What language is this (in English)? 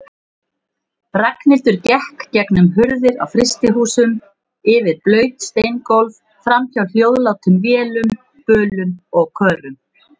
Icelandic